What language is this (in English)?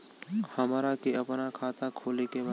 Bhojpuri